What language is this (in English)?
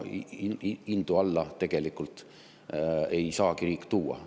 Estonian